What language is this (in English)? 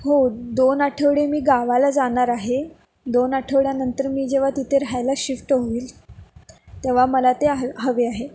Marathi